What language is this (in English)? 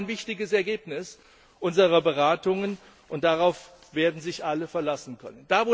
German